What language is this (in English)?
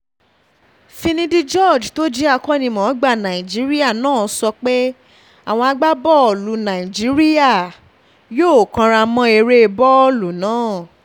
Yoruba